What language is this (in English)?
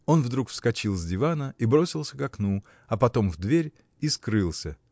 Russian